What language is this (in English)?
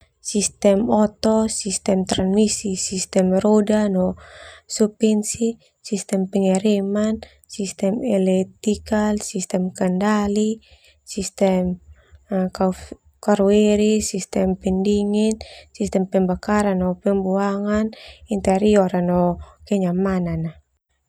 Termanu